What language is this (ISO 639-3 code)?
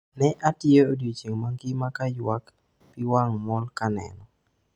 luo